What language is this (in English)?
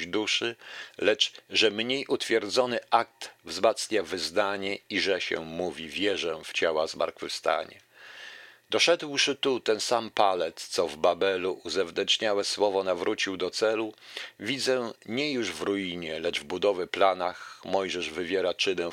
Polish